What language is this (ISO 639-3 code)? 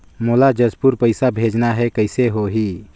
hne